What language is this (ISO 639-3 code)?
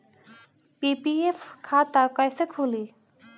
bho